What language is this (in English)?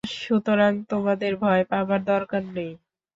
Bangla